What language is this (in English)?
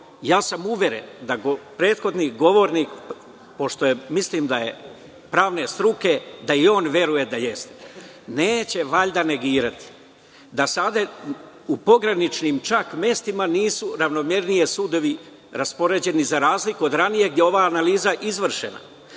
Serbian